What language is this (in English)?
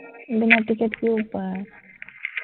Assamese